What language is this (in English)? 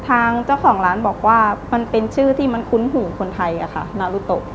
Thai